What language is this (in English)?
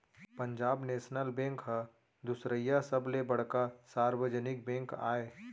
Chhattisgarhi